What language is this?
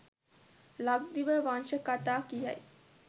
Sinhala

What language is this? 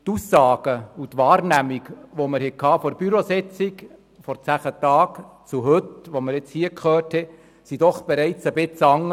Swiss German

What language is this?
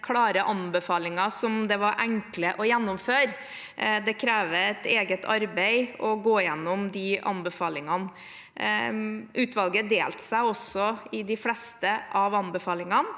Norwegian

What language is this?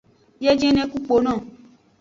Aja (Benin)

